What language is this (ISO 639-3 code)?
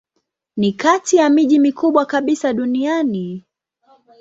swa